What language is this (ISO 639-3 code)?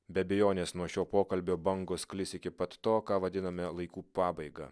lit